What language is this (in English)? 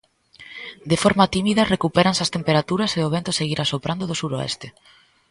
Galician